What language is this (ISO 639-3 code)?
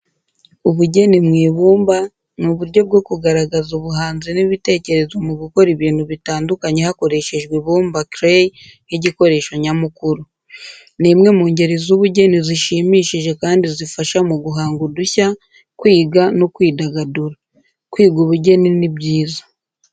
kin